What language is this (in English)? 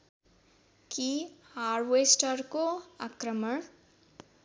Nepali